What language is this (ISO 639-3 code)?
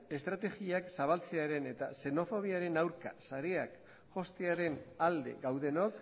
eus